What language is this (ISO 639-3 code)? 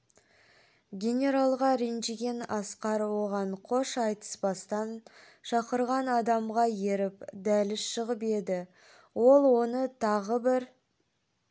kaz